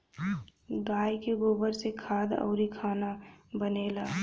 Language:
Bhojpuri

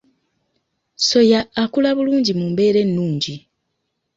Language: Ganda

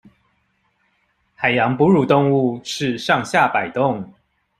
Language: Chinese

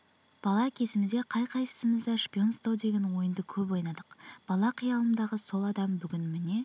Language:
Kazakh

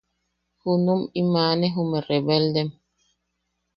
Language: Yaqui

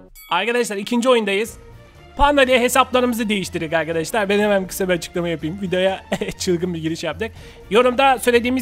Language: Turkish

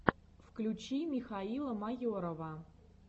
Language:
Russian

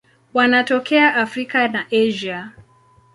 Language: Swahili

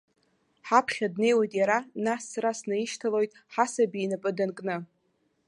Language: Abkhazian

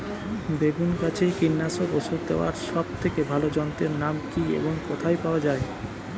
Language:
Bangla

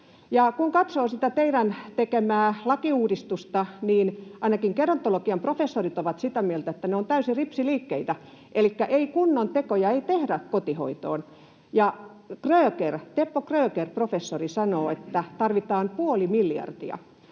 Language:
Finnish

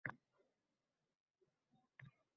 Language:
Uzbek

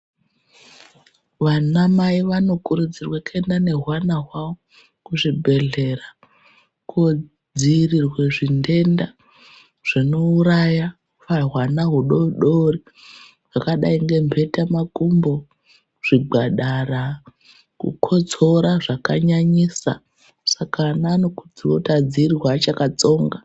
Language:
Ndau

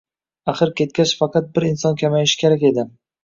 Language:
Uzbek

